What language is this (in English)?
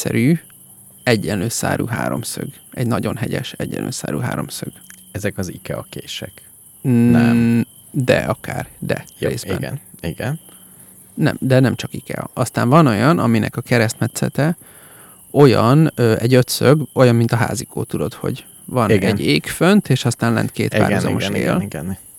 Hungarian